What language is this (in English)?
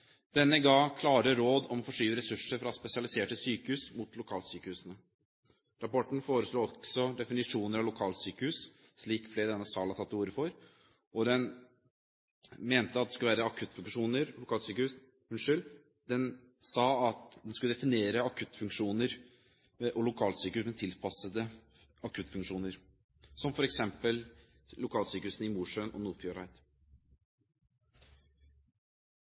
Norwegian Bokmål